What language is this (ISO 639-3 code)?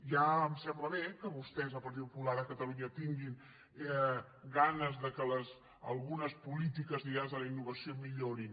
cat